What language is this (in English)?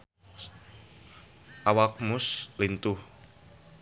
Sundanese